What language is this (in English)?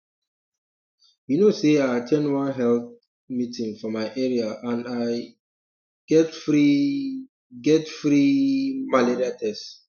Nigerian Pidgin